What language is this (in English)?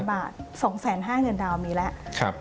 Thai